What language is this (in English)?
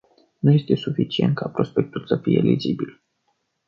Romanian